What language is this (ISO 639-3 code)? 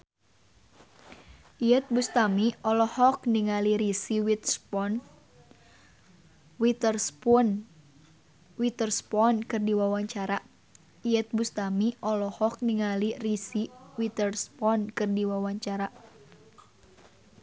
sun